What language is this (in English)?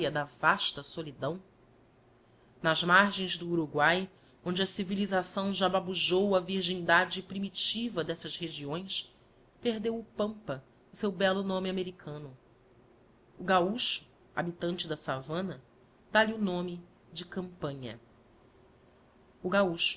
Portuguese